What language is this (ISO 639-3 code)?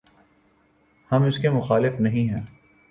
urd